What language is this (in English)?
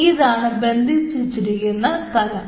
Malayalam